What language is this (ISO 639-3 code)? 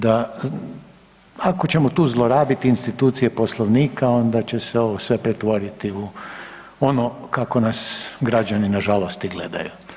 hrv